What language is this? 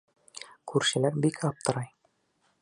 Bashkir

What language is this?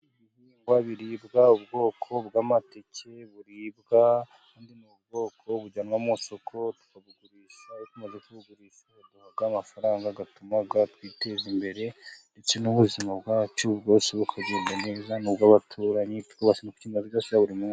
Kinyarwanda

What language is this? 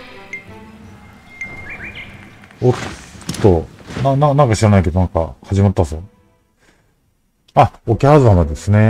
Japanese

